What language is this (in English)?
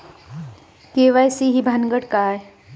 Marathi